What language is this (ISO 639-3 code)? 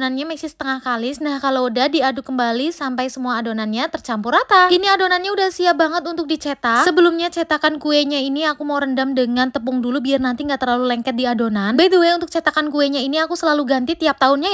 ind